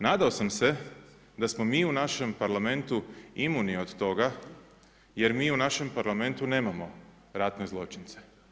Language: Croatian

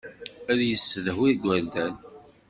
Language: Kabyle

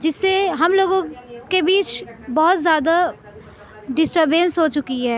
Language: Urdu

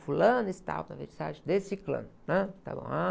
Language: Portuguese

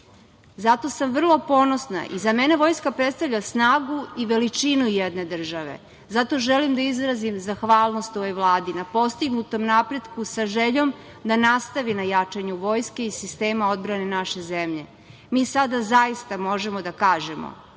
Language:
Serbian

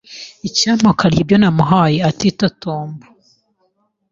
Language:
Kinyarwanda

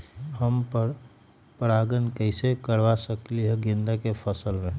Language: Magahi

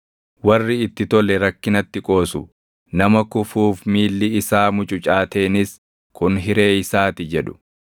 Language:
Oromo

